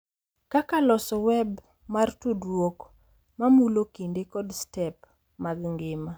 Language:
Luo (Kenya and Tanzania)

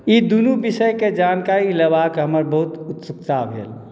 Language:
Maithili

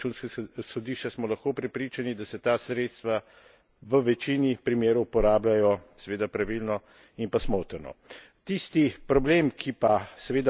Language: Slovenian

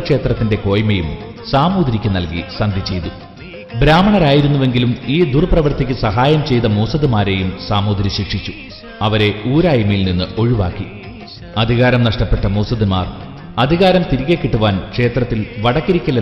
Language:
Malayalam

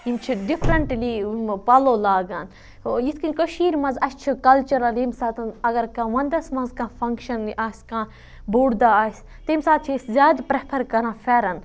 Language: Kashmiri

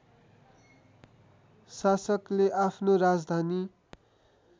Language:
Nepali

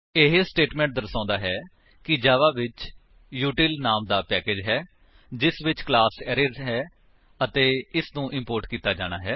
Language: Punjabi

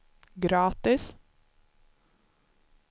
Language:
Swedish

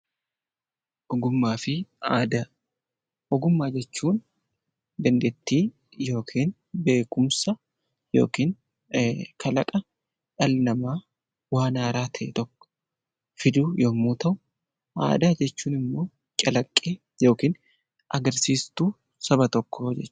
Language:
Oromo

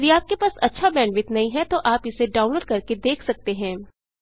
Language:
Hindi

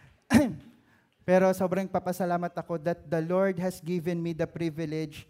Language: Filipino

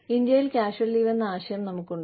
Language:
Malayalam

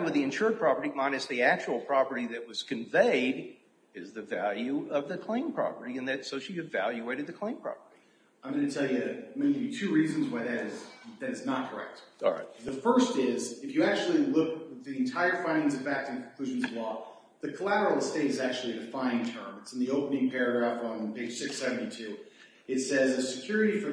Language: English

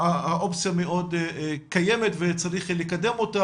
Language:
Hebrew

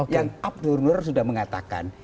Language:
Indonesian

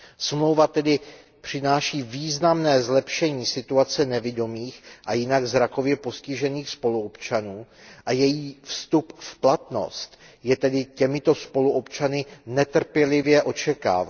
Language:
Czech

